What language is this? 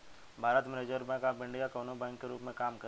Bhojpuri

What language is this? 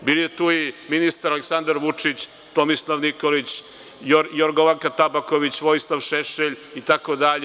Serbian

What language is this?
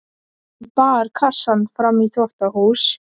Icelandic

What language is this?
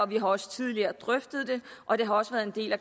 Danish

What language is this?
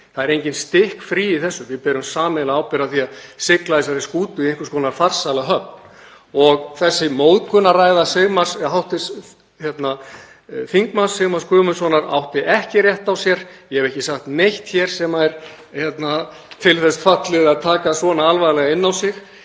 Icelandic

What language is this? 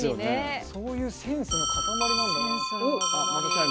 Japanese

